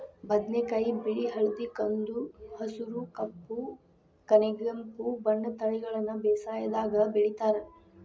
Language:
Kannada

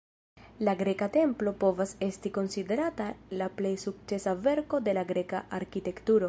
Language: Esperanto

